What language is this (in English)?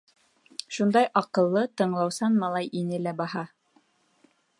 Bashkir